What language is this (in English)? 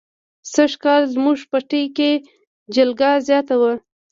Pashto